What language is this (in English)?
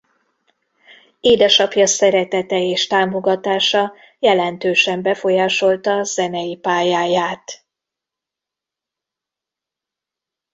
Hungarian